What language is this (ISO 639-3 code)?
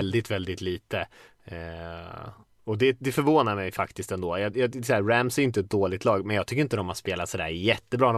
swe